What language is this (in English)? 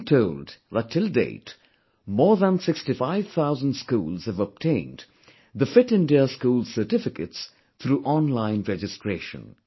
English